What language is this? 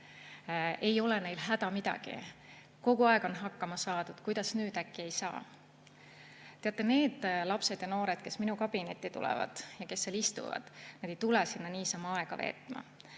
Estonian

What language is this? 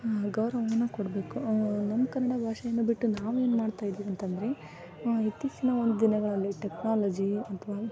Kannada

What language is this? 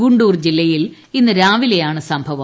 Malayalam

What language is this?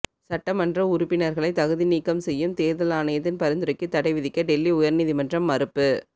Tamil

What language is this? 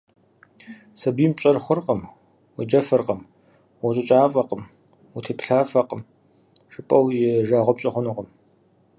Kabardian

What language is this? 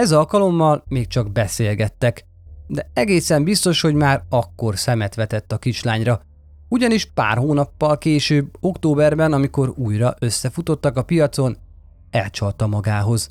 Hungarian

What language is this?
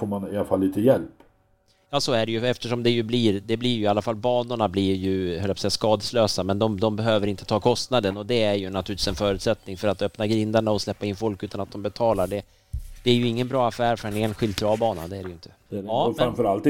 Swedish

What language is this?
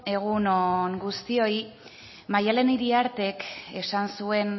Basque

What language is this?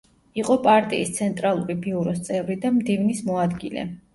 Georgian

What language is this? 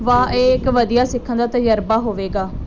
Punjabi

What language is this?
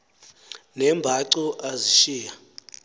Xhosa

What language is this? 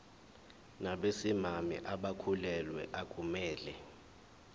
Zulu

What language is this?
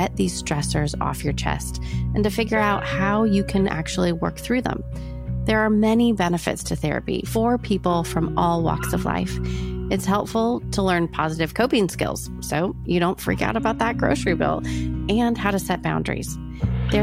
English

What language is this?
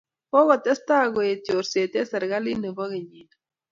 Kalenjin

